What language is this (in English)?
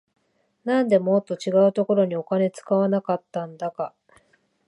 Japanese